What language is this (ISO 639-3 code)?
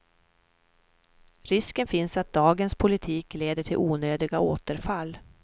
swe